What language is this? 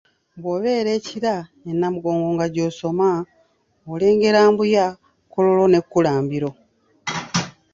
Ganda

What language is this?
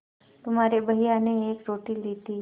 Hindi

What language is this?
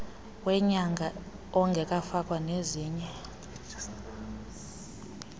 Xhosa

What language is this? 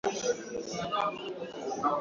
Swahili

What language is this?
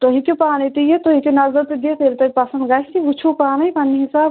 Kashmiri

